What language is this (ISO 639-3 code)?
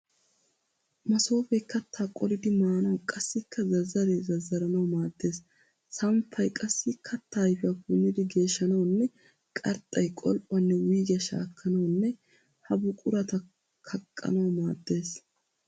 wal